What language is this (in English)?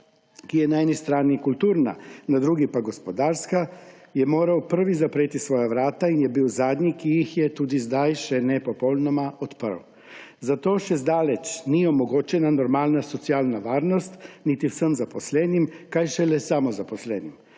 Slovenian